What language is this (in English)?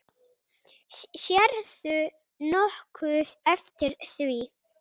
Icelandic